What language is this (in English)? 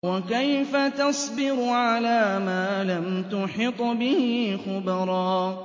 Arabic